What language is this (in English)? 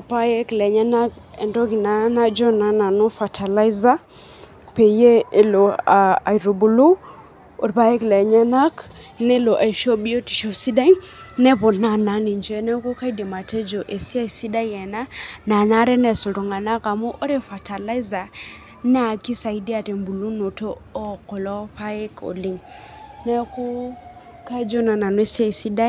Masai